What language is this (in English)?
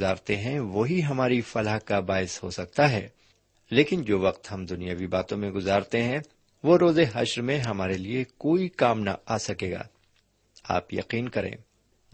Urdu